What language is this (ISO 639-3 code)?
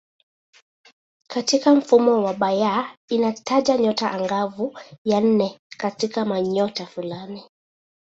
swa